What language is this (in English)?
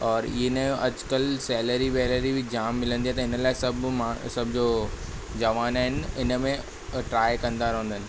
Sindhi